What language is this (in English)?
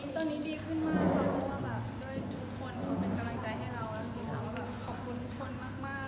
Thai